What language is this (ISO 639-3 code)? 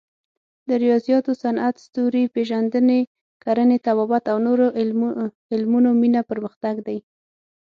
pus